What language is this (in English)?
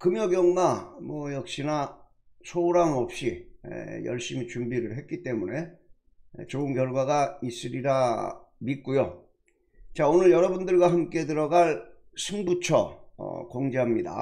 Korean